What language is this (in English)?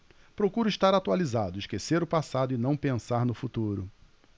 Portuguese